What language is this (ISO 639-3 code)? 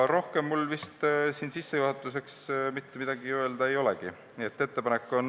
est